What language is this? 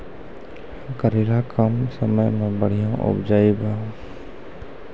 Maithili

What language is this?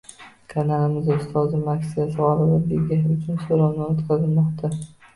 Uzbek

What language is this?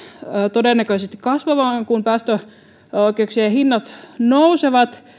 Finnish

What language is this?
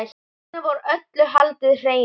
Icelandic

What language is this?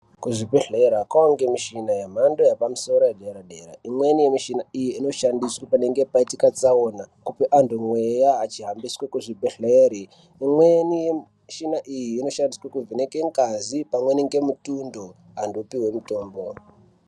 Ndau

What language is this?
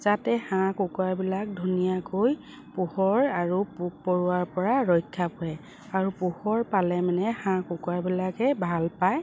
Assamese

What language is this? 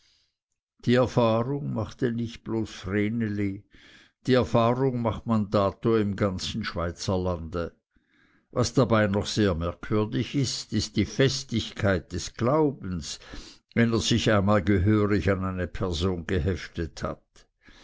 German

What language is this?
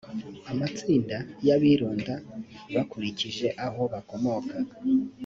Kinyarwanda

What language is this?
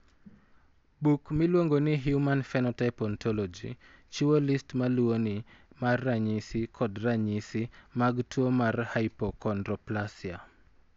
Luo (Kenya and Tanzania)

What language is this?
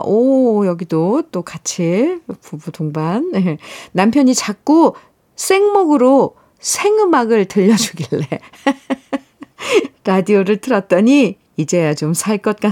Korean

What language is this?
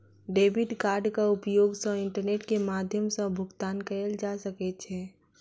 Maithili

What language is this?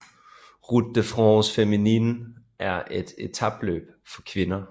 Danish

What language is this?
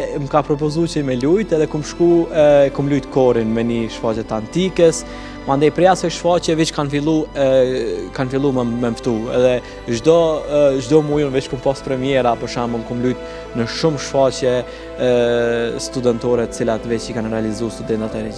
Romanian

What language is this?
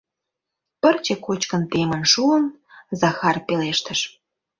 Mari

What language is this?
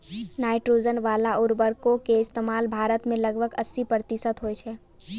Maithili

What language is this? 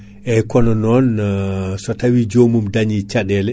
Fula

